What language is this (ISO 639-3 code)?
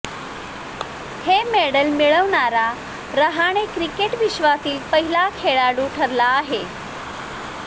mar